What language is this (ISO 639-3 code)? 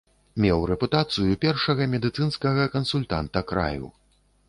bel